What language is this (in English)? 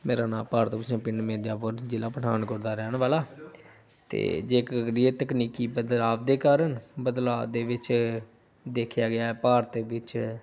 Punjabi